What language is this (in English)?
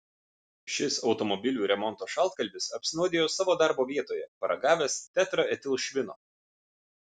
Lithuanian